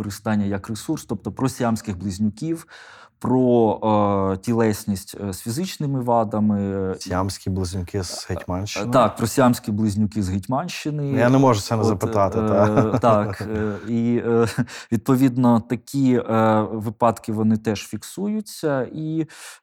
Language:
Ukrainian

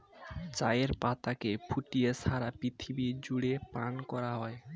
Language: Bangla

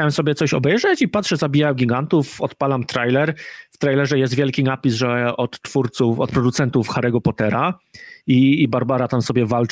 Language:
Polish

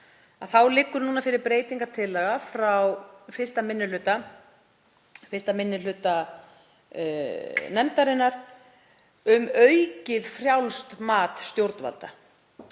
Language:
Icelandic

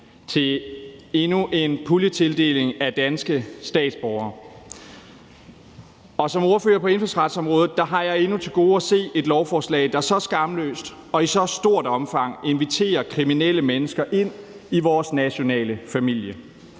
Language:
Danish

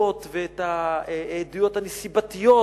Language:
Hebrew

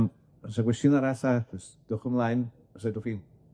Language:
Welsh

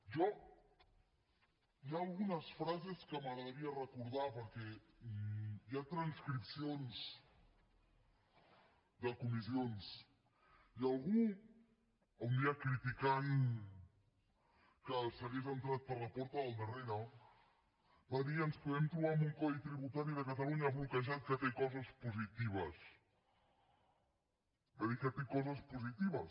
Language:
Catalan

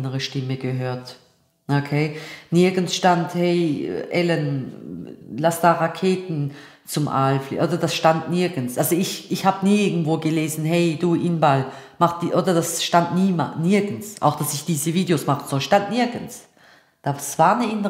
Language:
German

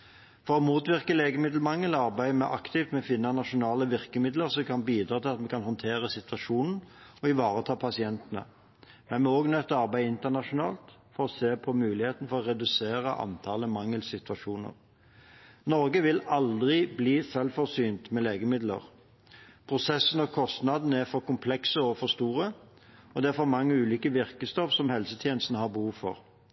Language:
Norwegian Bokmål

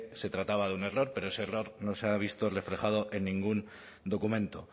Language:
Spanish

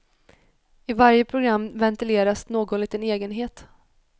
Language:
Swedish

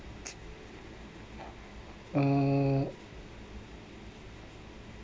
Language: English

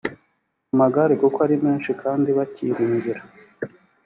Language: Kinyarwanda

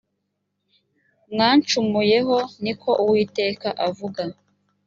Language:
Kinyarwanda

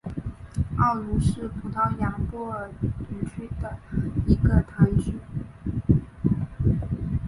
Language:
Chinese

